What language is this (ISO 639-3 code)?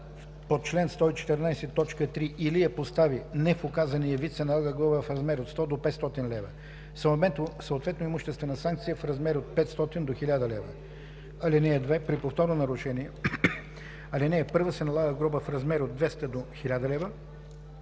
bul